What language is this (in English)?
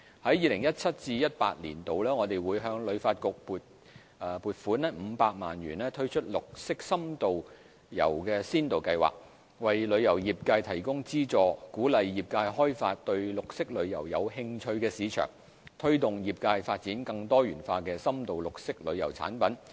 Cantonese